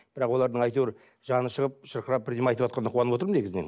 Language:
Kazakh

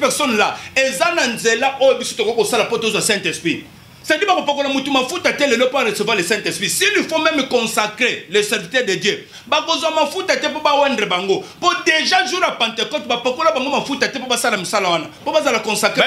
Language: French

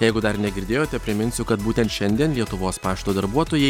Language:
Lithuanian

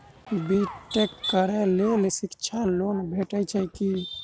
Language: Maithili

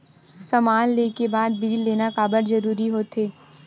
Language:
Chhattisgarhi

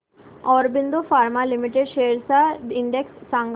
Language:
Marathi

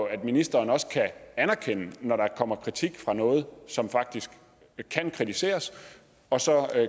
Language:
Danish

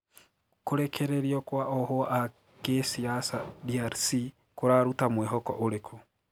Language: Kikuyu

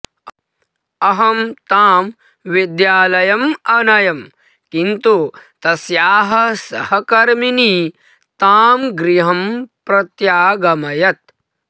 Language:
Sanskrit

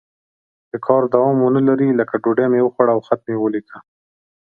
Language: Pashto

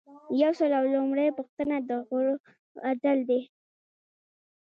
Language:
Pashto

